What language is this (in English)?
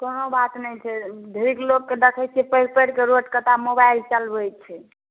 Maithili